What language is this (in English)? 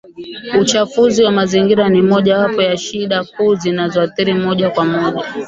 Swahili